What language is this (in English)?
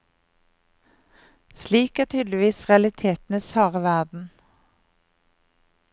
Norwegian